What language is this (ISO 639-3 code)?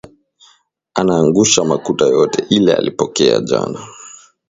swa